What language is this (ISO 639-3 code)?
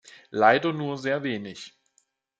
deu